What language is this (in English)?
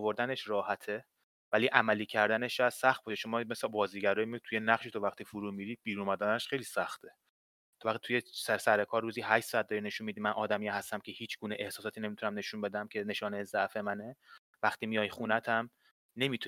Persian